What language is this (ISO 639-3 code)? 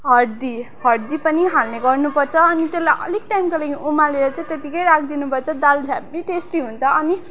nep